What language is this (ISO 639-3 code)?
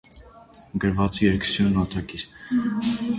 hye